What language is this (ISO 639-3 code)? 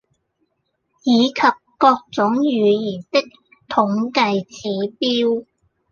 yue